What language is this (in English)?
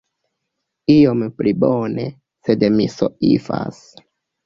Esperanto